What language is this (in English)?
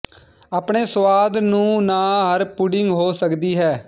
Punjabi